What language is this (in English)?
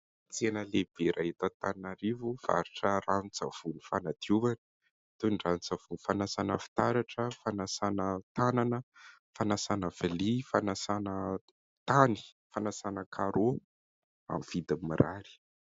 Malagasy